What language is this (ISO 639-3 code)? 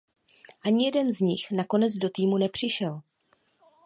ces